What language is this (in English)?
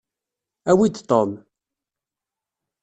Kabyle